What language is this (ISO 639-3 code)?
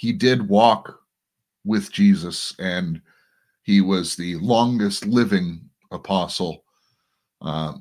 eng